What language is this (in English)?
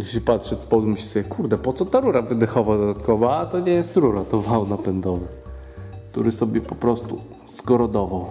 Polish